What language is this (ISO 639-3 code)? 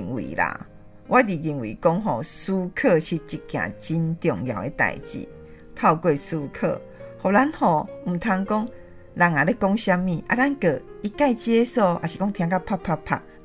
zho